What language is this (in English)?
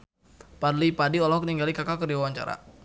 Sundanese